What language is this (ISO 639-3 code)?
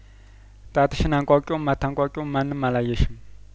amh